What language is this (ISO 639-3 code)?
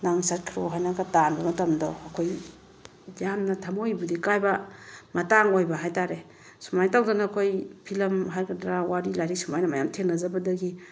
mni